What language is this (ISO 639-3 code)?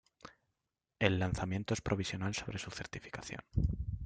spa